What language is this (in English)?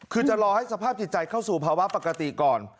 Thai